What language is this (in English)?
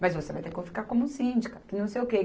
Portuguese